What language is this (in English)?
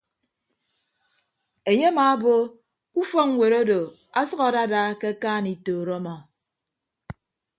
Ibibio